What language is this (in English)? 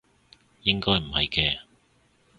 Cantonese